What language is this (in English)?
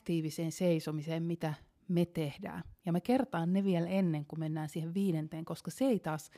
Finnish